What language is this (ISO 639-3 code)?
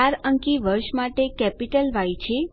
guj